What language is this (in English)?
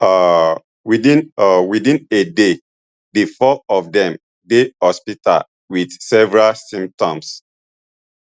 Nigerian Pidgin